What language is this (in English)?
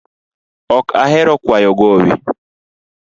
Luo (Kenya and Tanzania)